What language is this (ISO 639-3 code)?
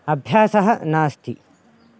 san